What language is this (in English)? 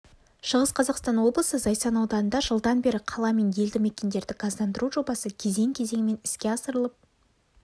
Kazakh